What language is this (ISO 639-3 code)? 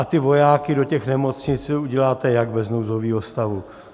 ces